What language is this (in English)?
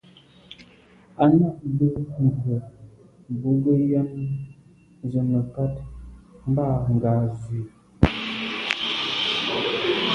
Medumba